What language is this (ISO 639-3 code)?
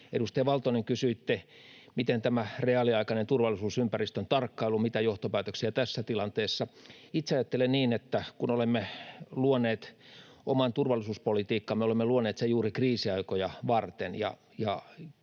fin